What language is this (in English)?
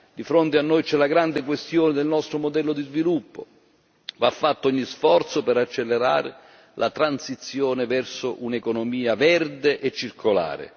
Italian